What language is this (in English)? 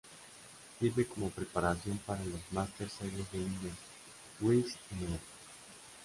Spanish